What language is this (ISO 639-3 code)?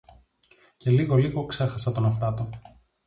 ell